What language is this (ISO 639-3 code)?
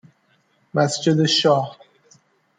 fas